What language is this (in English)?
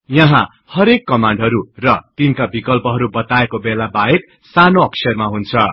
Nepali